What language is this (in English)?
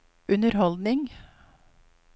Norwegian